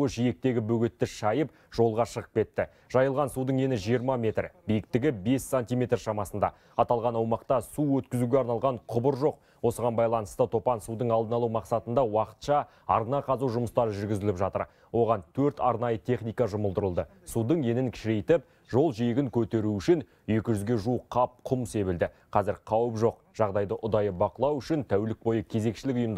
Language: Turkish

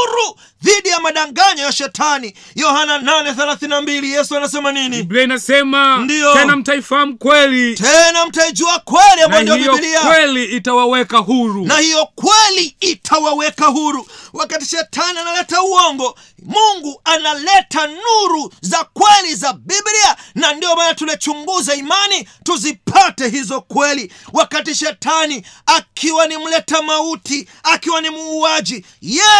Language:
Swahili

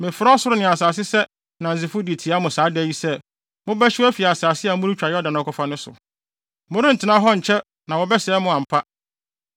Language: Akan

